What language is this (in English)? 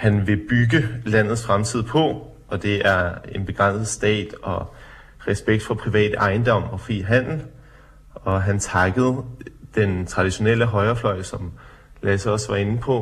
Danish